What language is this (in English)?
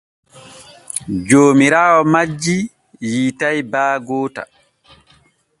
Borgu Fulfulde